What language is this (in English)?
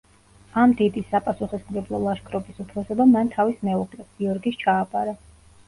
Georgian